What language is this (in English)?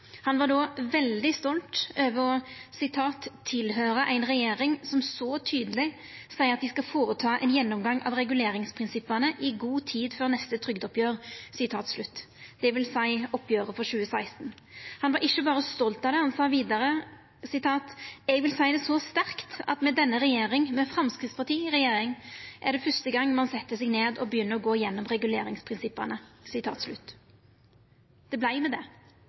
Norwegian Nynorsk